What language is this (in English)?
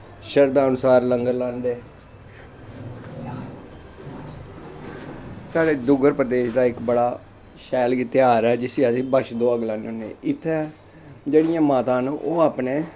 Dogri